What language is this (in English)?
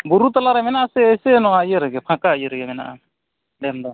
Santali